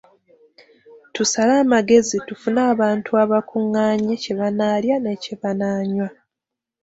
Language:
Ganda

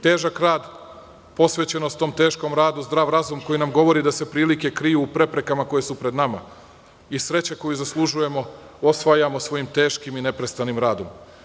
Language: Serbian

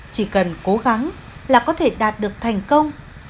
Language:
Vietnamese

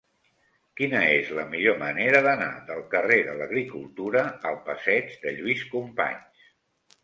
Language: Catalan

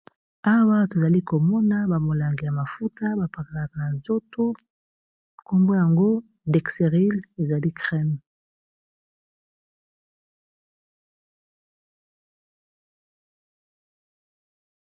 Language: Lingala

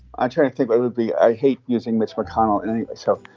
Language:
English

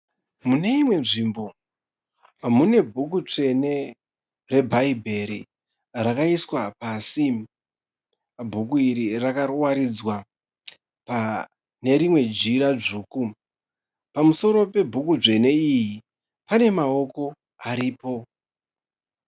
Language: Shona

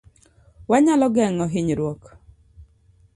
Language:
Luo (Kenya and Tanzania)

